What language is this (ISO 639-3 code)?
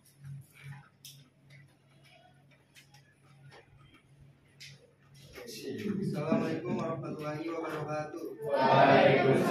ind